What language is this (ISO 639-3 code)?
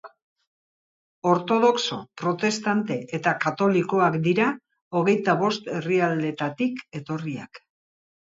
eus